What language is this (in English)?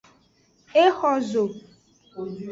Aja (Benin)